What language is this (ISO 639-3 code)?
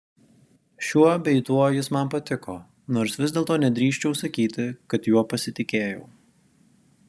lit